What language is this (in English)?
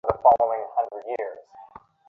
Bangla